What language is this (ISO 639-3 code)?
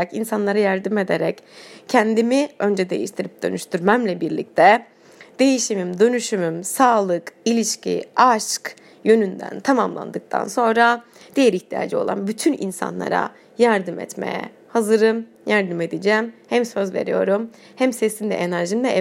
tur